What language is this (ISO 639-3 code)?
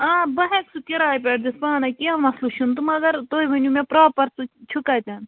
kas